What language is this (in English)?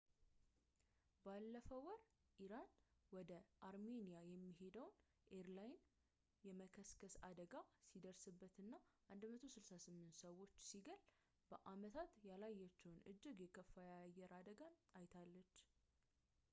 Amharic